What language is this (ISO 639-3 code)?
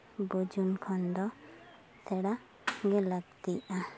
sat